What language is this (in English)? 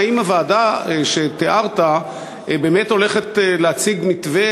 Hebrew